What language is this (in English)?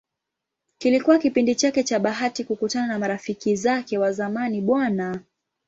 Swahili